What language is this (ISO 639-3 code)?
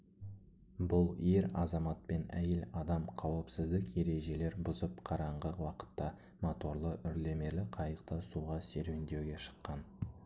kaz